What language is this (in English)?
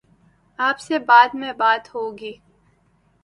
Urdu